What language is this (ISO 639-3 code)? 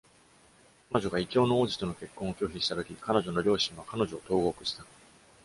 jpn